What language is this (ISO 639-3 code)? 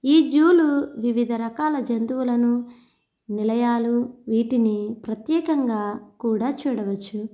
tel